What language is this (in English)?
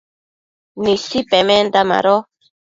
Matsés